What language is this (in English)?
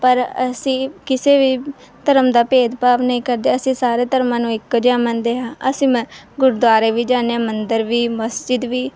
Punjabi